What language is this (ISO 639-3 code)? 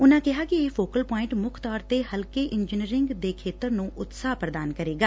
pan